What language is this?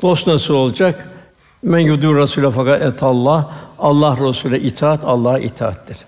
Turkish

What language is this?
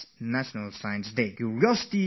English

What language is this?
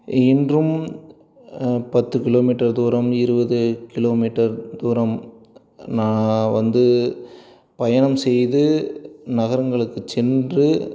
Tamil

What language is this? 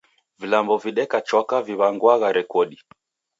Taita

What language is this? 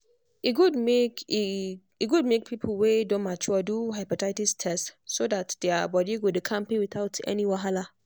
Nigerian Pidgin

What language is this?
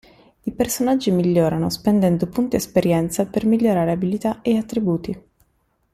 Italian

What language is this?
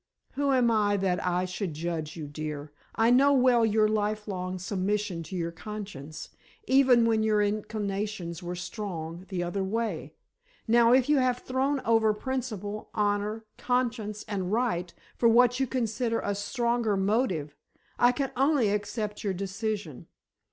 English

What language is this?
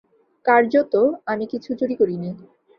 Bangla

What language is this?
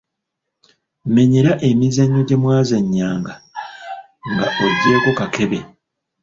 Ganda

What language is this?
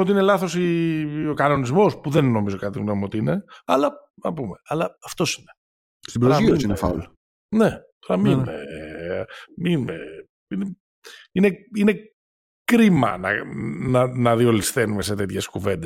Greek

